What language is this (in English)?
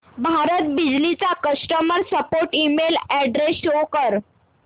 Marathi